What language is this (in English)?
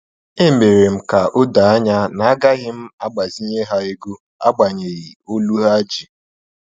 Igbo